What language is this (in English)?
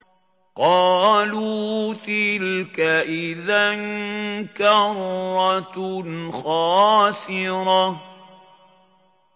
Arabic